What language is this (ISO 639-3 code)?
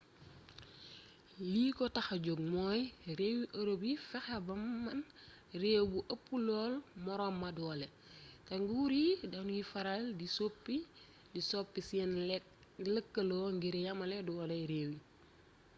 wol